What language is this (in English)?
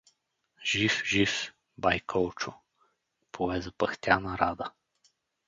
Bulgarian